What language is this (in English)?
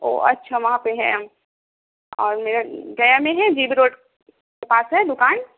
Urdu